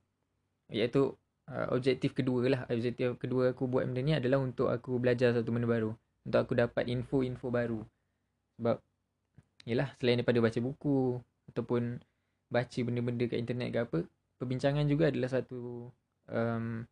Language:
Malay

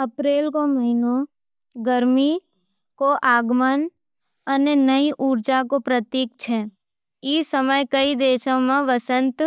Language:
Nimadi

